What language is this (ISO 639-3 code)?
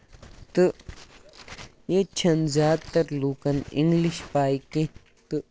kas